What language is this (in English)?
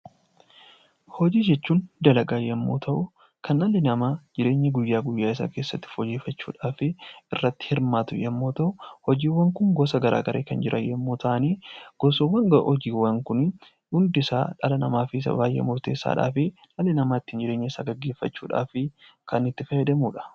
Oromo